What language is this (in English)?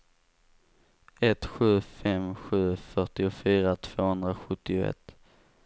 Swedish